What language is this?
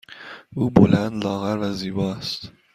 Persian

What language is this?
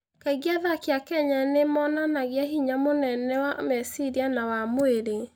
Kikuyu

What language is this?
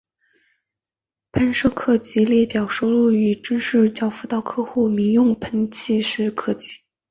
Chinese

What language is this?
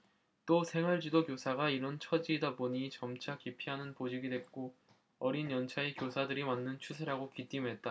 Korean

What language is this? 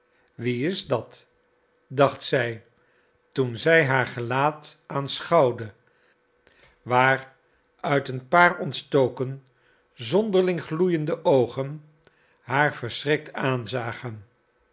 Dutch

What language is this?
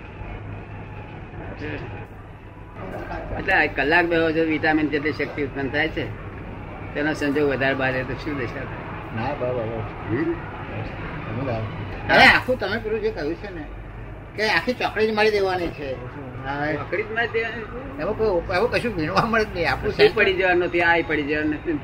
Gujarati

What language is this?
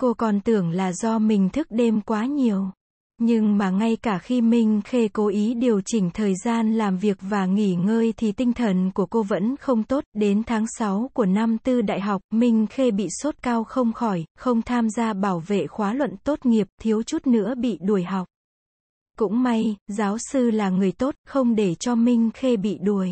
Vietnamese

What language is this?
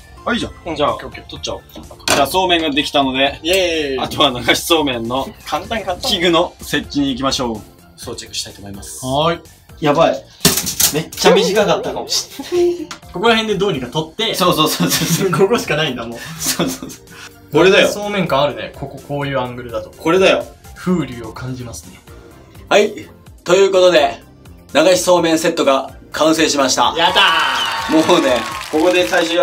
Japanese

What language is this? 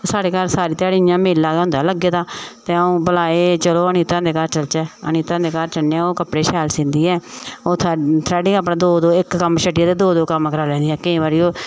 Dogri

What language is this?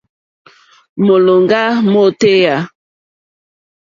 Mokpwe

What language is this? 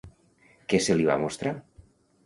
Catalan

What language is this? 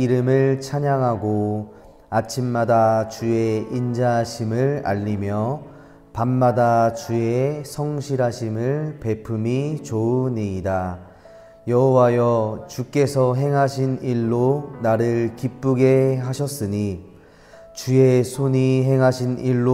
Korean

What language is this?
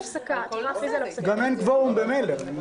Hebrew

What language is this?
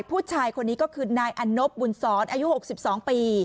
Thai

